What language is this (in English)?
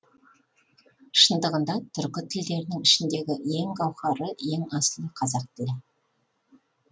Kazakh